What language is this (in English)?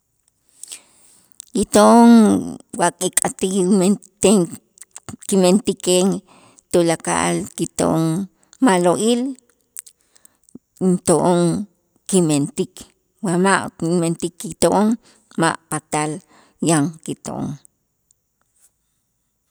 Itzá